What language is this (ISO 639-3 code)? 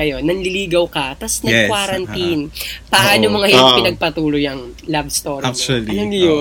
fil